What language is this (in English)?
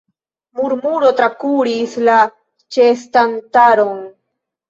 Esperanto